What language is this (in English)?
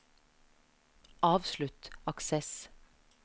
Norwegian